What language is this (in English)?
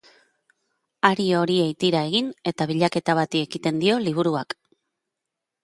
Basque